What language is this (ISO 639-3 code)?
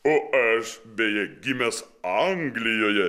lit